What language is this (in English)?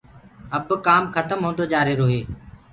Gurgula